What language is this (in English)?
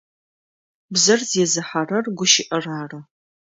Adyghe